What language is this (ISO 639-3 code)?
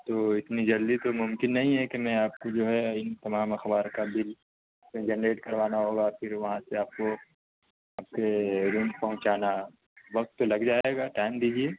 urd